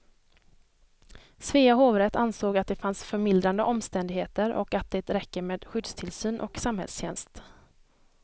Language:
Swedish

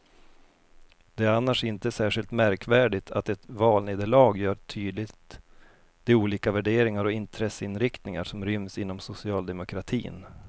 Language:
Swedish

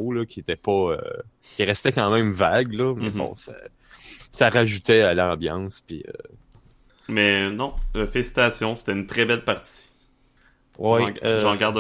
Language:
French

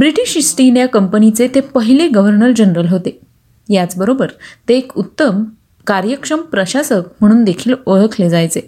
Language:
Marathi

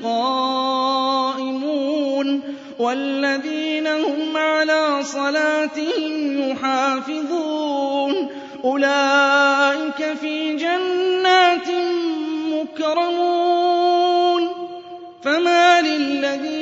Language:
Arabic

